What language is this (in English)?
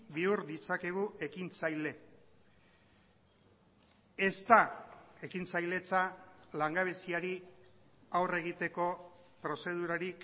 Basque